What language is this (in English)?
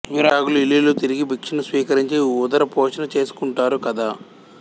Telugu